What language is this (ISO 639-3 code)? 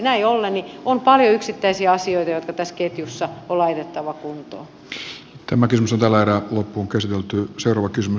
fin